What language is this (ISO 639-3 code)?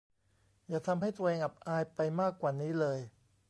tha